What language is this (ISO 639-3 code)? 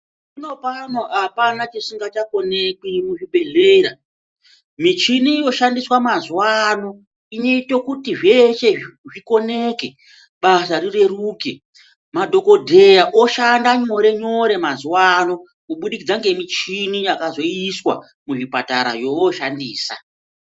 ndc